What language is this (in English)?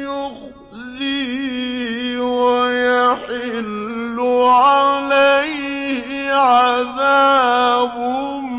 Arabic